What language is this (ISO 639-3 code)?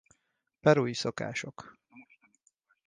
hun